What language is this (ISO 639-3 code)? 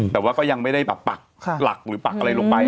tha